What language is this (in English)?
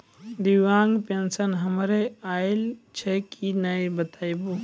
Maithili